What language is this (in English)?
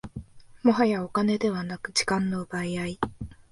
Japanese